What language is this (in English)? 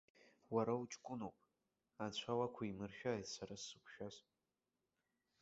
Abkhazian